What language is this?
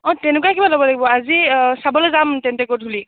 Assamese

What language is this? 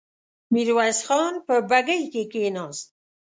Pashto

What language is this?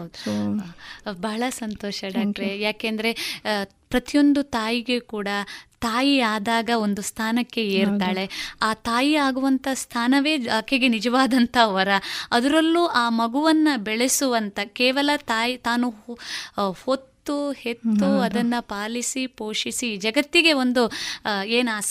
Kannada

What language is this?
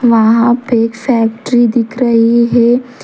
Hindi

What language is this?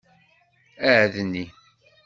Kabyle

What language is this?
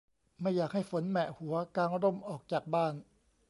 Thai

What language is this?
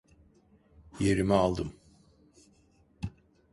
Turkish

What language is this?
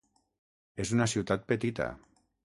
Catalan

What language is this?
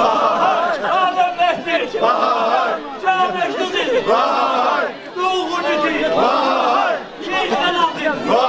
Turkish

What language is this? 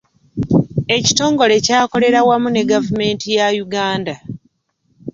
Ganda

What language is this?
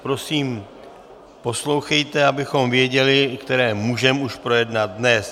Czech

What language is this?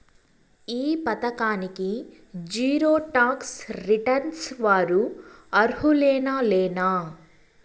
Telugu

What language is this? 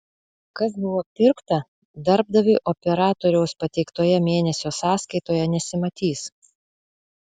Lithuanian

